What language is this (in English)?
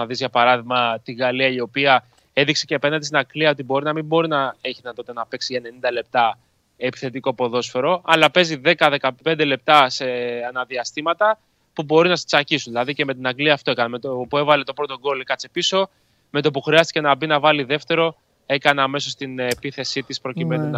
Greek